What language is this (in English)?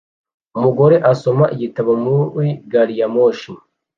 Kinyarwanda